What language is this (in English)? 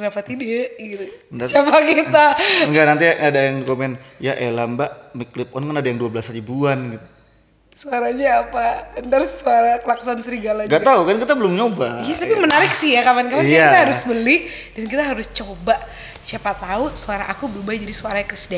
Indonesian